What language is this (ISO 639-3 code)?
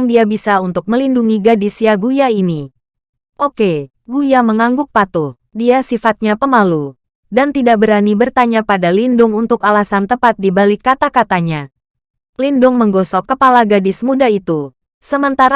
ind